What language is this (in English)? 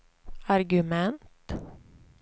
Swedish